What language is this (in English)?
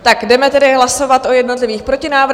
Czech